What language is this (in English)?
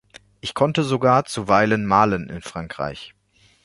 German